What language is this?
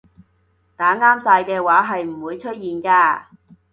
Cantonese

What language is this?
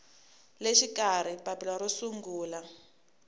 Tsonga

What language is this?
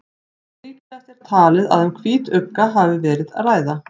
Icelandic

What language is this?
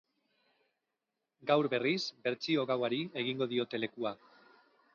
Basque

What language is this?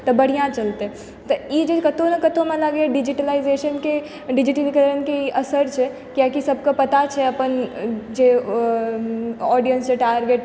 Maithili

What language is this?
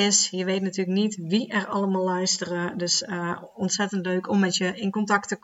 Dutch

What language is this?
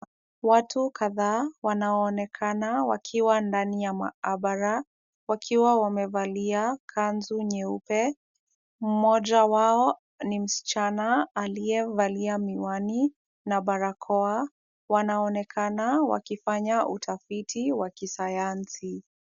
Swahili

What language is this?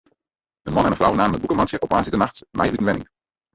Western Frisian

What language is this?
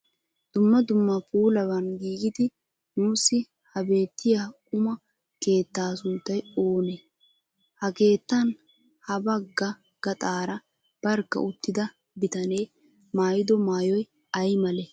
Wolaytta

